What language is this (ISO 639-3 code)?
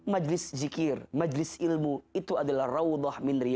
ind